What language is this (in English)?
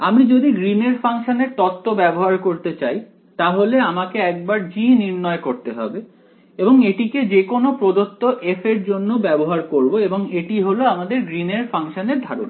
Bangla